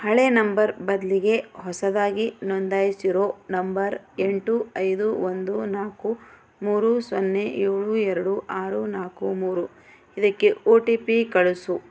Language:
Kannada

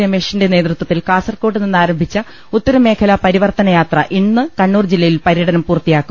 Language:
Malayalam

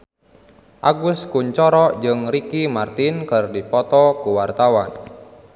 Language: Sundanese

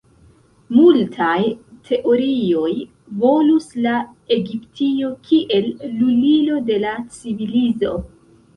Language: Esperanto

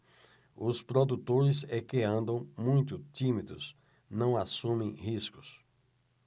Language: Portuguese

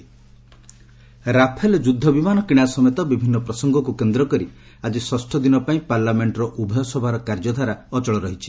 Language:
Odia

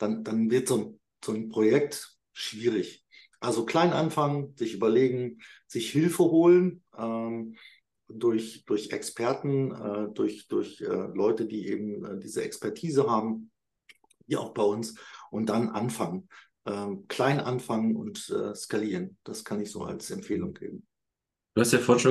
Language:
German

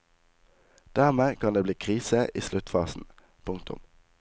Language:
Norwegian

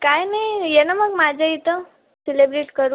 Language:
Marathi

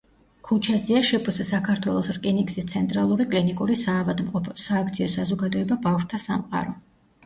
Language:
Georgian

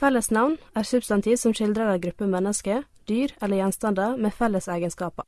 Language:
Norwegian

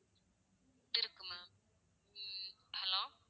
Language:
Tamil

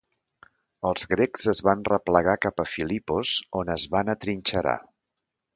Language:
Catalan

